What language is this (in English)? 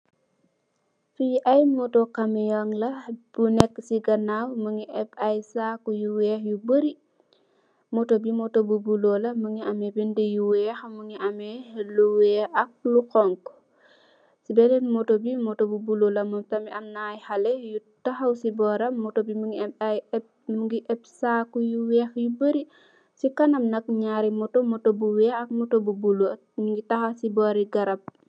Wolof